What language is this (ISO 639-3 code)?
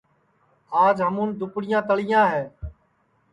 ssi